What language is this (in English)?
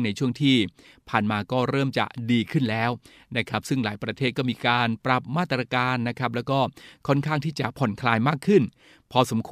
Thai